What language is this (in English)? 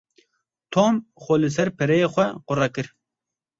Kurdish